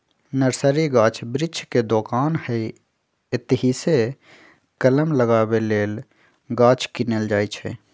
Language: Magahi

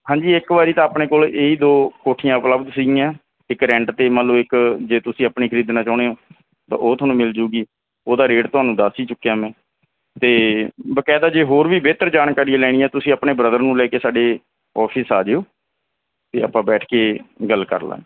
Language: Punjabi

